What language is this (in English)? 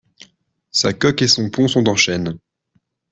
French